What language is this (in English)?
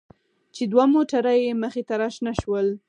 Pashto